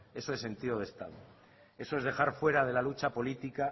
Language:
Spanish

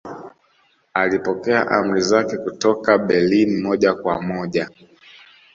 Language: Swahili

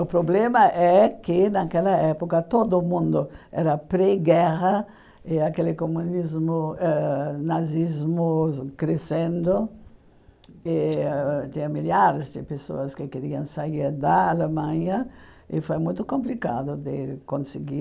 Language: Portuguese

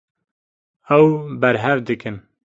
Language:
Kurdish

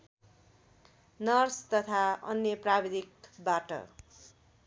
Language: Nepali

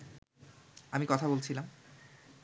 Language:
Bangla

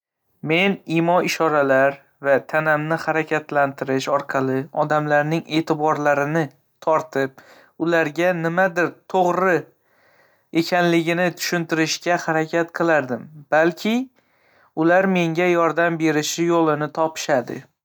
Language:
Uzbek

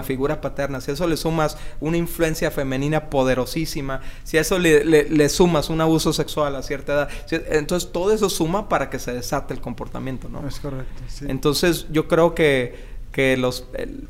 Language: Spanish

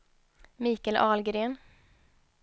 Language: Swedish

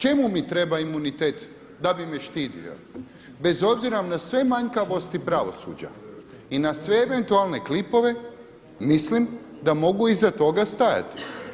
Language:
Croatian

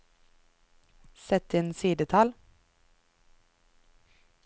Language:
Norwegian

